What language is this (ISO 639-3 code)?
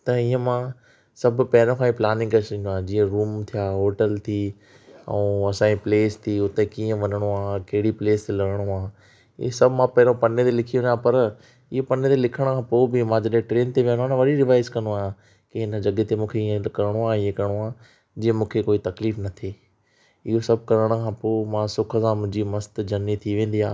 snd